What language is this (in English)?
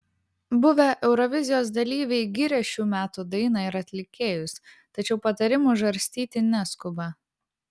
Lithuanian